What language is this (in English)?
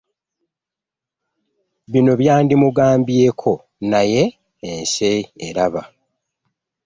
Ganda